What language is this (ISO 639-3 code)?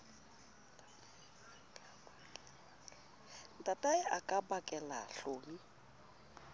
sot